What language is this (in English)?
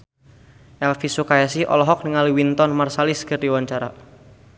Sundanese